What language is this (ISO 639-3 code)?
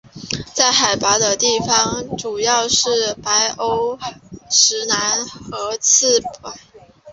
zho